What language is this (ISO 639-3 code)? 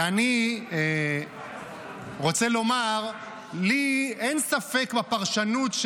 heb